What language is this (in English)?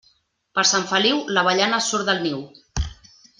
Catalan